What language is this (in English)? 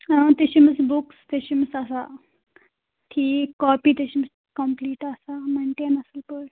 Kashmiri